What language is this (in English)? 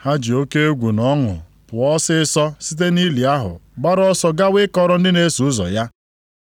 Igbo